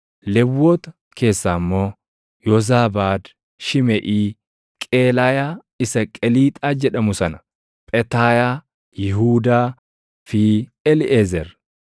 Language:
Oromo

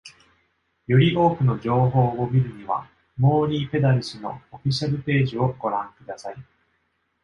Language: Japanese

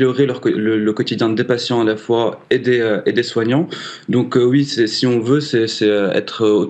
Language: French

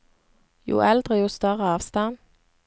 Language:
Norwegian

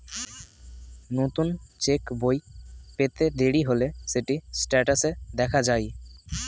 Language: Bangla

